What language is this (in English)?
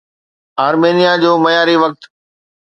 Sindhi